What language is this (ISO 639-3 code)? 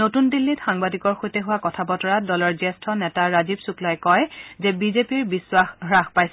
asm